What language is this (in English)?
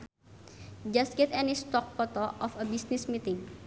Sundanese